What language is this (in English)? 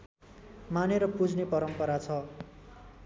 Nepali